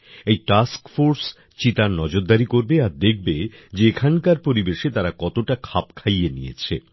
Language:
Bangla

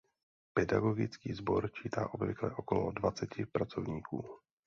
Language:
Czech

